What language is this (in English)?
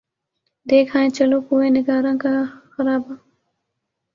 Urdu